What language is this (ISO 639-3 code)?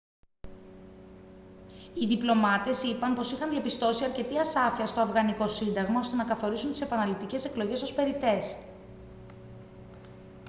ell